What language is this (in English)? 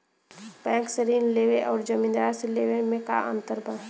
Bhojpuri